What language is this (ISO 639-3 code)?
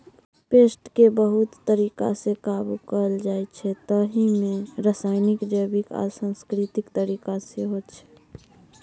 mai